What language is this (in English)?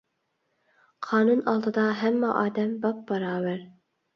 Uyghur